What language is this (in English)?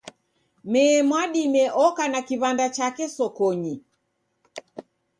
Taita